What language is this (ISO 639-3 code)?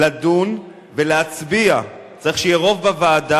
heb